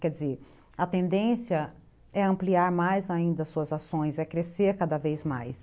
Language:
Portuguese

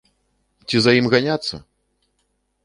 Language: Belarusian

